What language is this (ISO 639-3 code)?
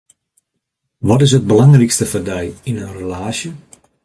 fry